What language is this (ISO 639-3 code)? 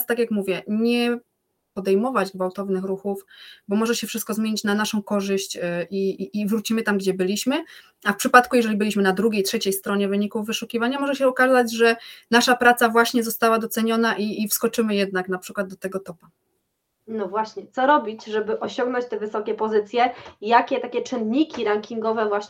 pol